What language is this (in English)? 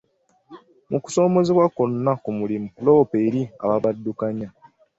Ganda